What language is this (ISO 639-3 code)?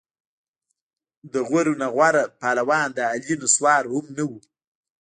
pus